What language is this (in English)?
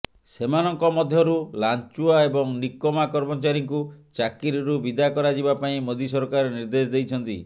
Odia